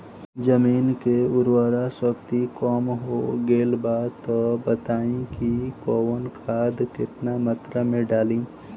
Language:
Bhojpuri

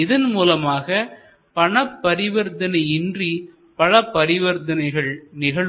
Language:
Tamil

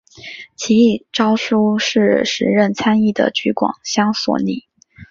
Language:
Chinese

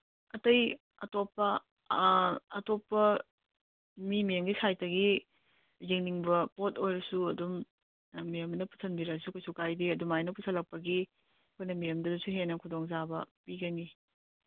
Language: Manipuri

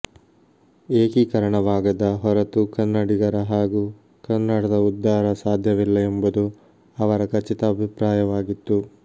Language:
Kannada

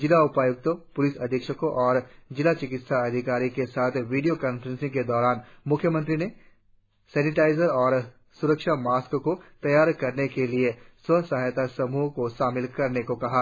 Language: Hindi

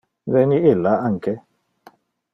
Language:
Interlingua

